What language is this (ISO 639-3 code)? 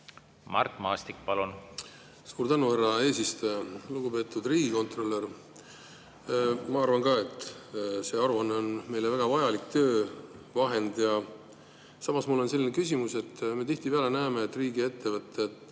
est